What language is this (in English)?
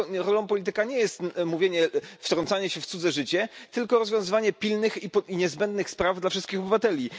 Polish